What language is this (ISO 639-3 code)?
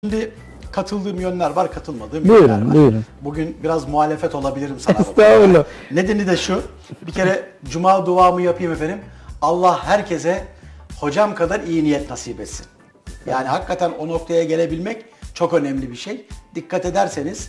tur